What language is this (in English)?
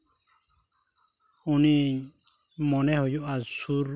Santali